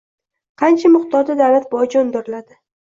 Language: Uzbek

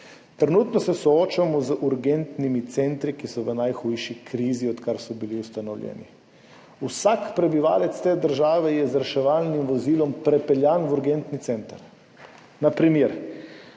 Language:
Slovenian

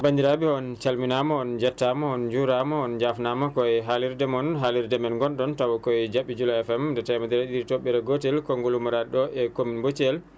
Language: Fula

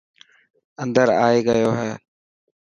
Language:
Dhatki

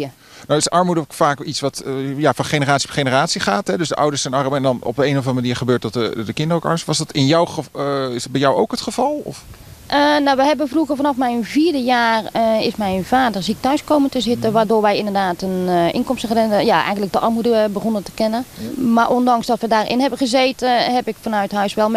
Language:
Dutch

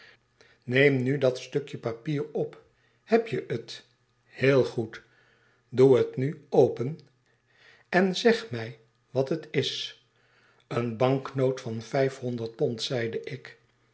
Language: Dutch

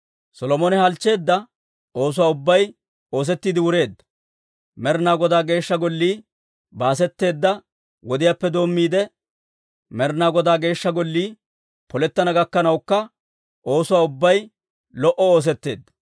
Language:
Dawro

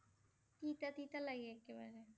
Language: Assamese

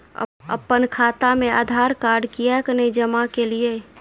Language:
Maithili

